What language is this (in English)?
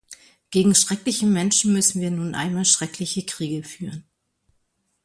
German